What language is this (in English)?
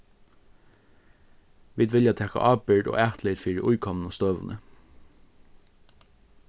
Faroese